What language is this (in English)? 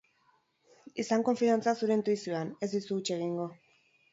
Basque